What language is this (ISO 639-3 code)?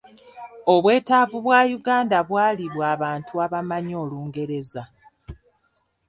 lug